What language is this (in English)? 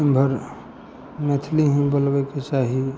Maithili